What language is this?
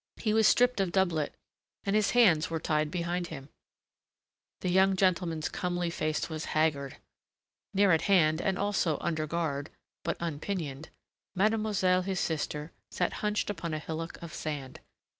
English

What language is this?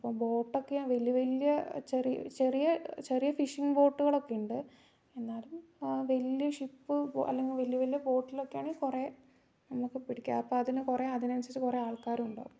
Malayalam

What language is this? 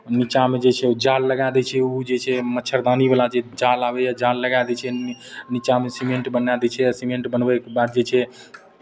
Maithili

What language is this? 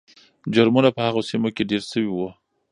Pashto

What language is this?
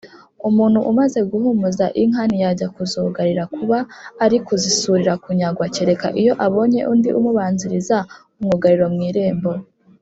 Kinyarwanda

